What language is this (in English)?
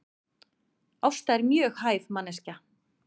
Icelandic